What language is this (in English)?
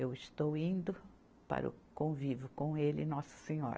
Portuguese